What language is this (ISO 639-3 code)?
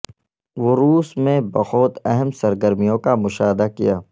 urd